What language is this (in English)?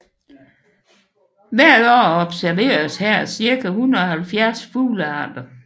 Danish